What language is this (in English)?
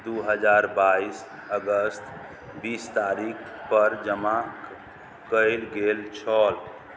Maithili